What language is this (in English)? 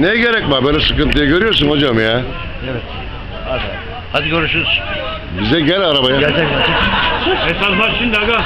Turkish